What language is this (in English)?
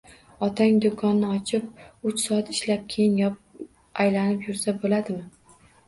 Uzbek